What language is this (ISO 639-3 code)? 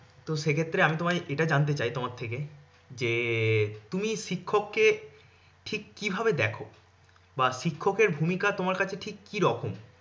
ben